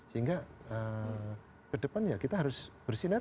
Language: Indonesian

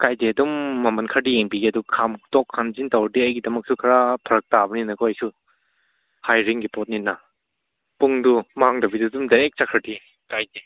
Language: Manipuri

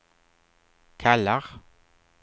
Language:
Swedish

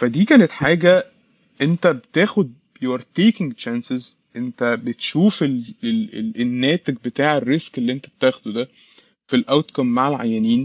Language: Arabic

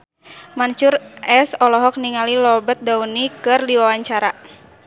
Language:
Sundanese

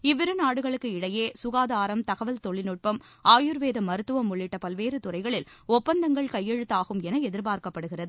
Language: Tamil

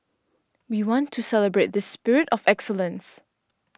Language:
English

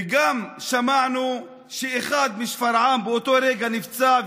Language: Hebrew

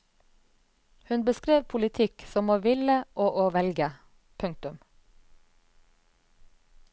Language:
Norwegian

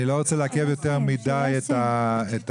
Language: Hebrew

